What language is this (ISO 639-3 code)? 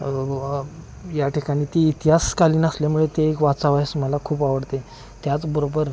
mar